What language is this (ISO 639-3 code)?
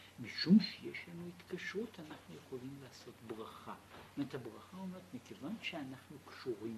heb